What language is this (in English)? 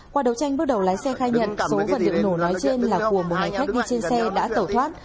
Vietnamese